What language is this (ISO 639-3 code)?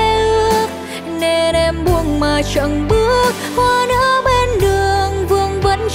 vie